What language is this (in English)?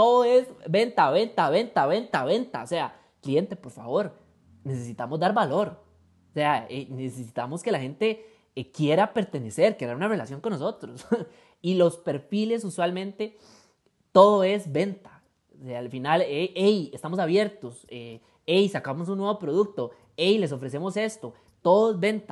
Spanish